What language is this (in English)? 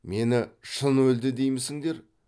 Kazakh